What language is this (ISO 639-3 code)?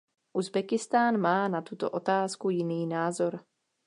ces